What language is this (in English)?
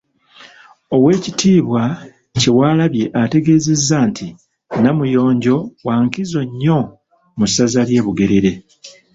Ganda